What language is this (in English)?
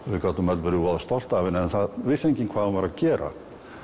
Icelandic